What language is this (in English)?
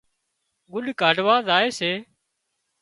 Wadiyara Koli